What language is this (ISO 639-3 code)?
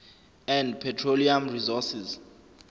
zul